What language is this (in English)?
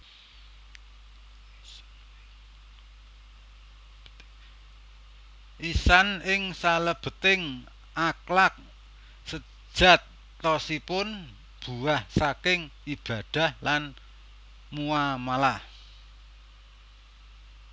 Javanese